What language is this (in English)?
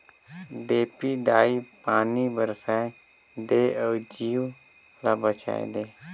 Chhattisgarhi